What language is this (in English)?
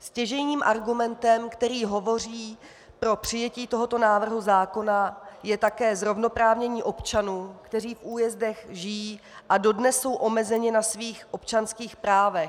Czech